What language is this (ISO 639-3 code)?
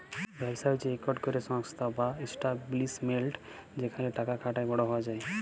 ben